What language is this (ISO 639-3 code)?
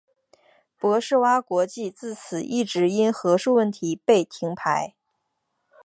zho